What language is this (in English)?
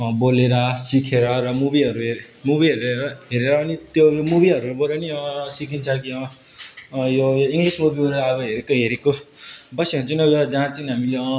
Nepali